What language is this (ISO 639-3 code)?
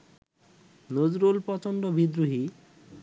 ben